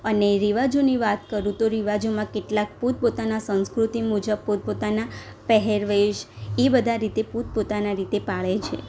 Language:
Gujarati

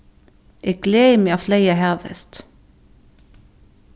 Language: Faroese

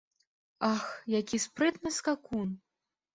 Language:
Belarusian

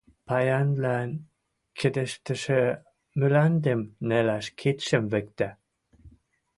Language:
Western Mari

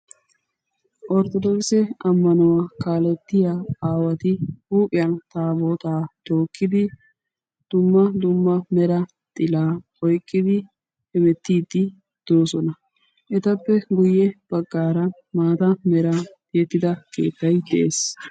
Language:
Wolaytta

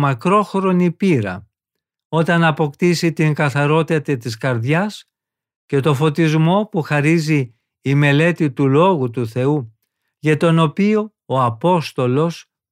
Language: Greek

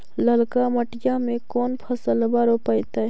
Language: Magahi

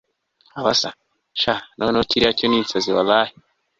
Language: Kinyarwanda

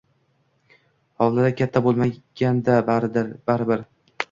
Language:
Uzbek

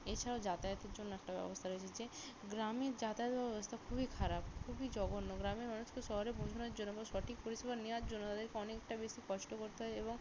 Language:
Bangla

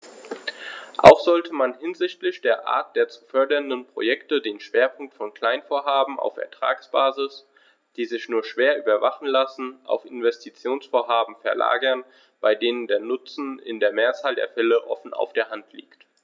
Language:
German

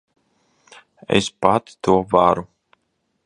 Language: Latvian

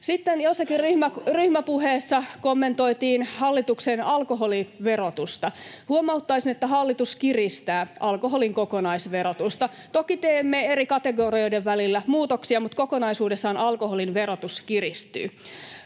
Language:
Finnish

